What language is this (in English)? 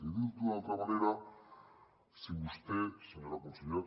Catalan